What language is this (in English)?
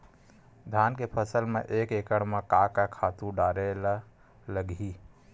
Chhattisgarhi